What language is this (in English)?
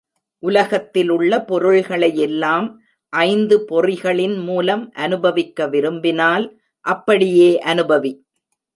Tamil